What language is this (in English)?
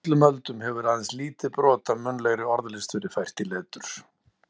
Icelandic